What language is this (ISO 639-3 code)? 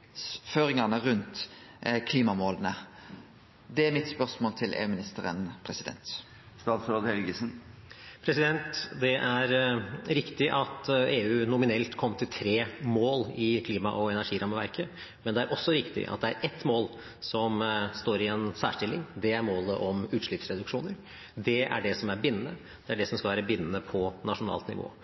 nor